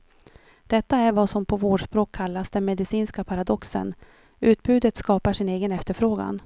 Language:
Swedish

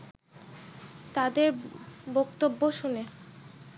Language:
Bangla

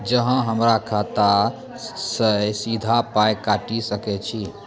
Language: Maithili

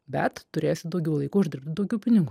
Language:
Lithuanian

